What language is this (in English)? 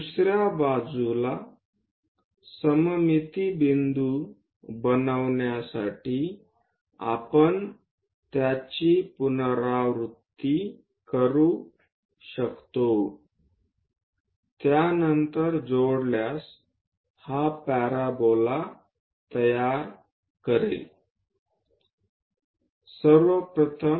Marathi